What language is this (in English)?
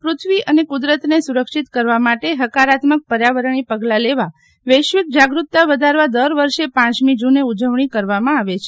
Gujarati